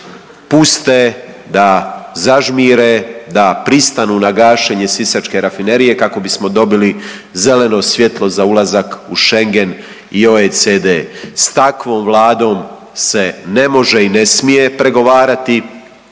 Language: Croatian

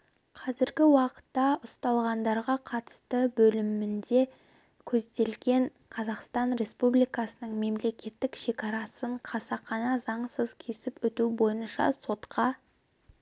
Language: Kazakh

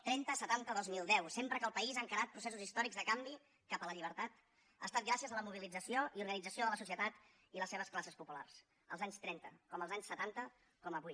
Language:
Catalan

